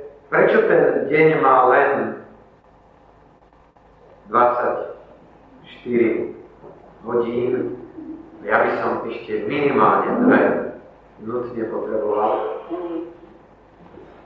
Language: Slovak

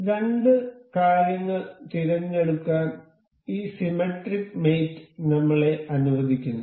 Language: Malayalam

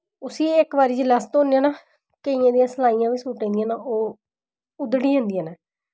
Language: Dogri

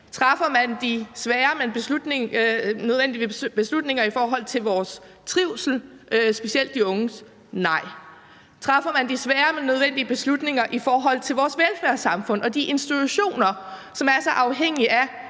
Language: Danish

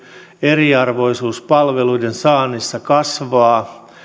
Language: Finnish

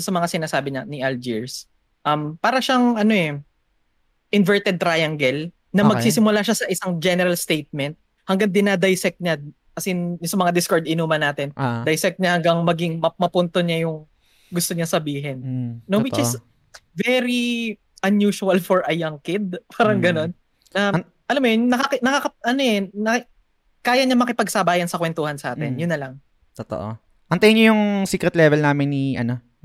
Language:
Filipino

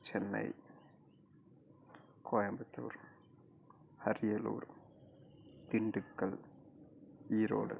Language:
Tamil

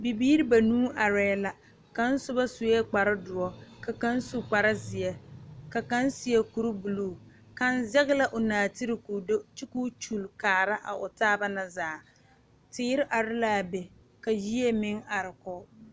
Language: Southern Dagaare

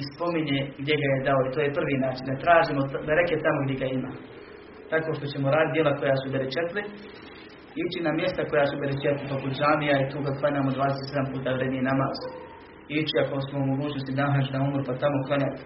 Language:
Croatian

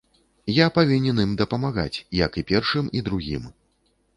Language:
Belarusian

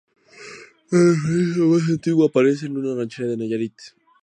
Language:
Spanish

